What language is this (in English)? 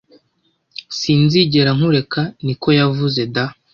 Kinyarwanda